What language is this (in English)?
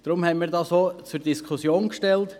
Swiss German